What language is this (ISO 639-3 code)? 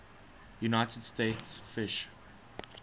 eng